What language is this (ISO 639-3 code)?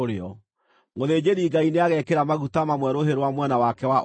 kik